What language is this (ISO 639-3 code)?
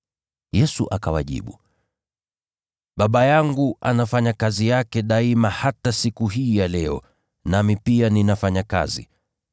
swa